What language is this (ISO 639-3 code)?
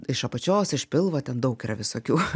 lit